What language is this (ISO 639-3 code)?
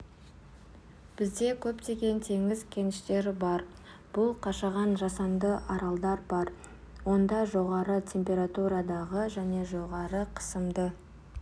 kaz